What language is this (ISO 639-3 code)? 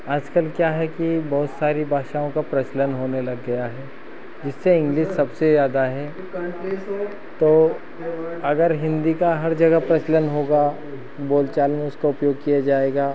hin